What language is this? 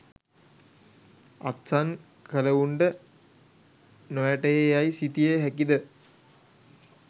Sinhala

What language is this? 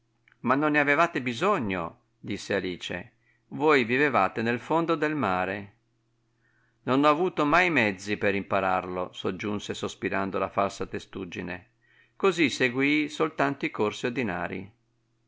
Italian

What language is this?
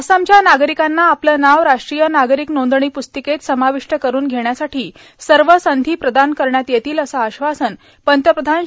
Marathi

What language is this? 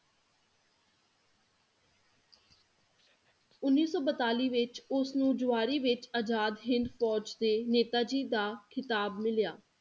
Punjabi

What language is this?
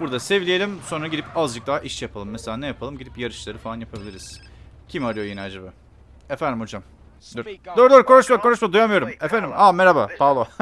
Turkish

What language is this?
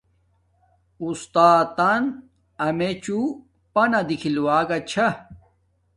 Domaaki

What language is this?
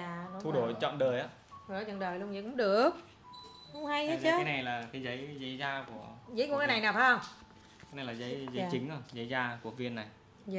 Vietnamese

